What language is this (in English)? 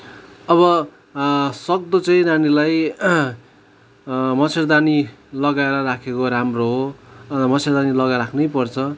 Nepali